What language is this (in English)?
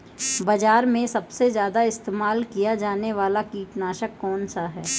Hindi